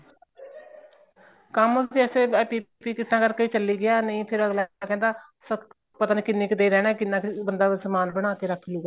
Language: Punjabi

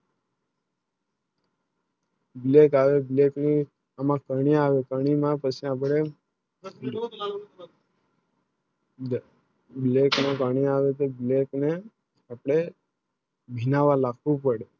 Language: Gujarati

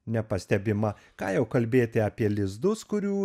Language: Lithuanian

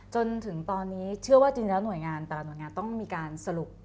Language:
Thai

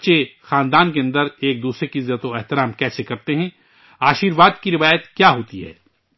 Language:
Urdu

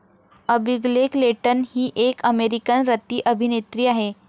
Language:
Marathi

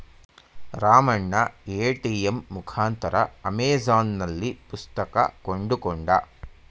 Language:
Kannada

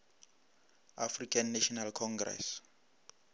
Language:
Northern Sotho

